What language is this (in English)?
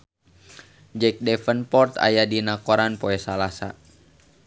Sundanese